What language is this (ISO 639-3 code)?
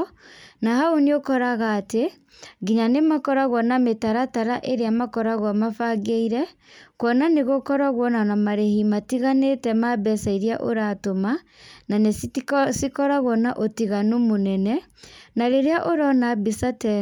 kik